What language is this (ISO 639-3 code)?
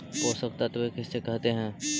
mag